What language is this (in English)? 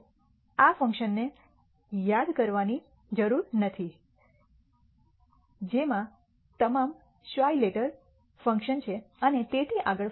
Gujarati